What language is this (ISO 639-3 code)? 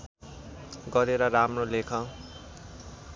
nep